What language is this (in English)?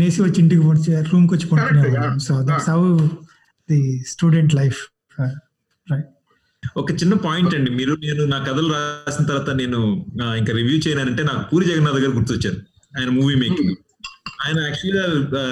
Telugu